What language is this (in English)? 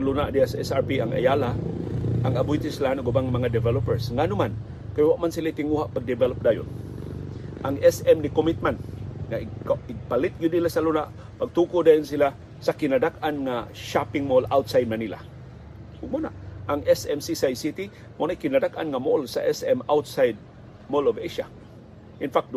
Filipino